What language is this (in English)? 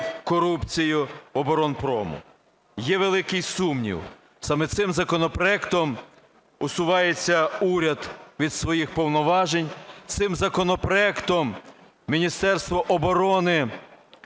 Ukrainian